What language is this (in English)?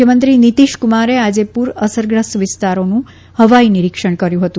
Gujarati